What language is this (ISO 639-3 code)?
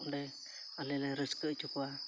sat